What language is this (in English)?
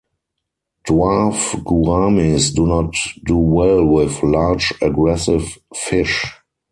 English